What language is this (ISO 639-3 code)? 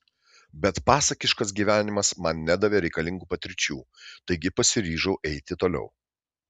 lit